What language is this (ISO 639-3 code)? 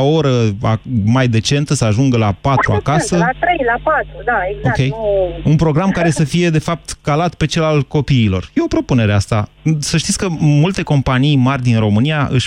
ron